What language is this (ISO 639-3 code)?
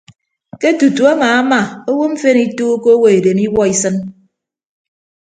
ibb